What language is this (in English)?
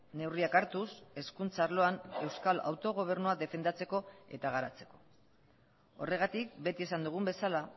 Basque